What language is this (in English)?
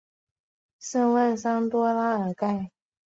Chinese